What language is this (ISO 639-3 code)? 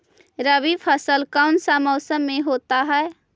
mag